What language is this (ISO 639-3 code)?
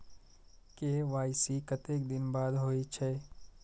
mai